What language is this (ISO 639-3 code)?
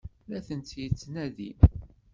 kab